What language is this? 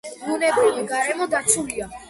Georgian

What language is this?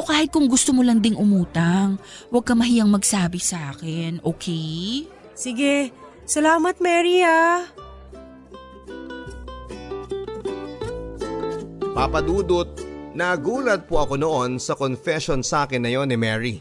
Filipino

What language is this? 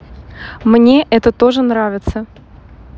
Russian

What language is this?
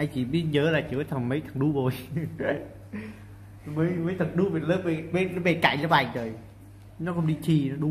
Vietnamese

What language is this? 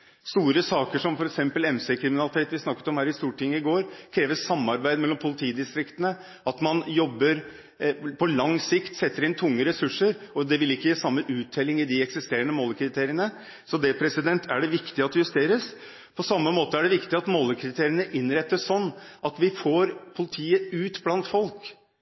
Norwegian Bokmål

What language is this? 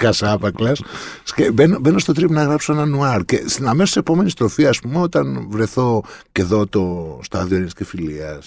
Greek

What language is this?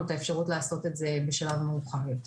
Hebrew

